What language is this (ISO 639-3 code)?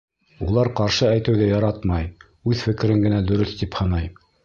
bak